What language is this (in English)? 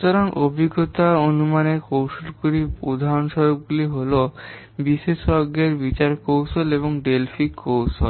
Bangla